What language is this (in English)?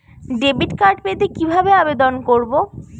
Bangla